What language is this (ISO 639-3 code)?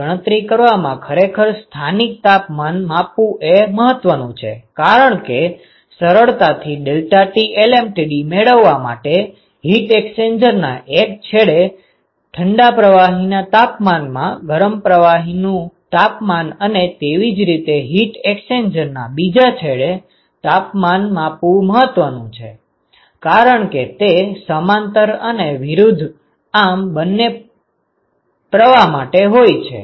guj